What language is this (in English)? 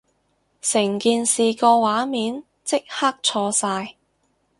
Cantonese